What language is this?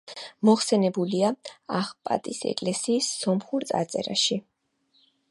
Georgian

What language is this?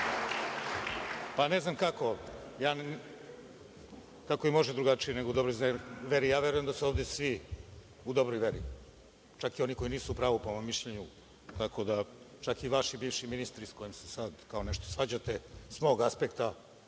Serbian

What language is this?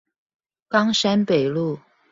Chinese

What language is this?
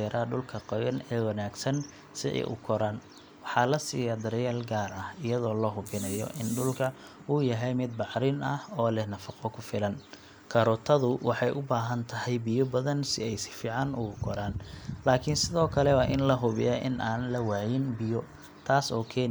Somali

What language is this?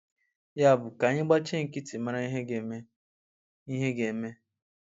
Igbo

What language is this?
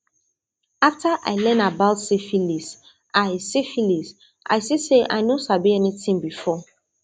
Nigerian Pidgin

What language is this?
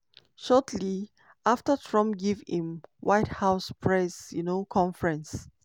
Nigerian Pidgin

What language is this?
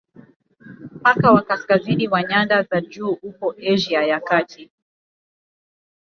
Swahili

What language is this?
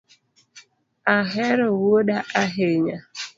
Luo (Kenya and Tanzania)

